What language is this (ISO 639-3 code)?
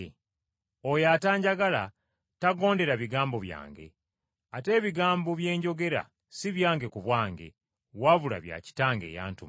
lug